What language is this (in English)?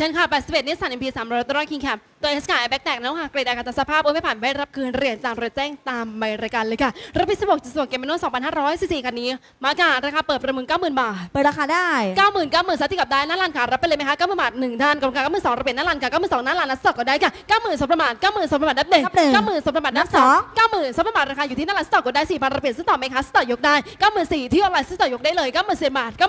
Thai